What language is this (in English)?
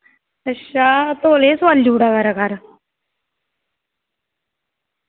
Dogri